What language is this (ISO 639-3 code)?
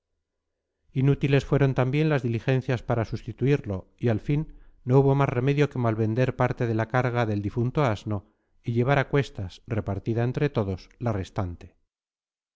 spa